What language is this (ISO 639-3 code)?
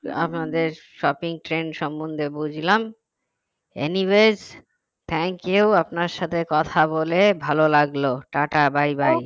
ben